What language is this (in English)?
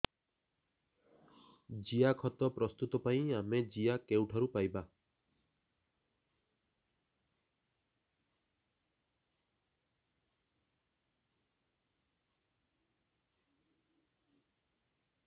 Odia